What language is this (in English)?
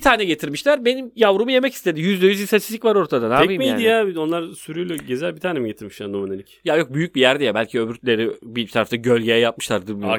Turkish